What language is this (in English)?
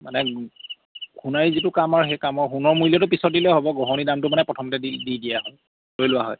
Assamese